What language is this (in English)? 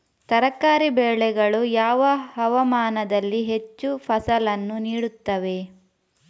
Kannada